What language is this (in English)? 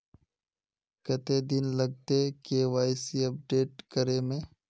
Magahi